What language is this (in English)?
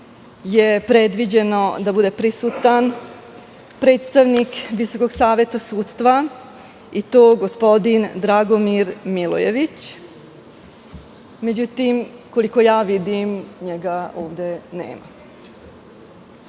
Serbian